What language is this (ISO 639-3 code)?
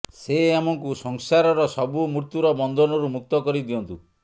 ori